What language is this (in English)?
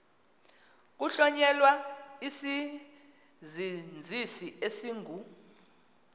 Xhosa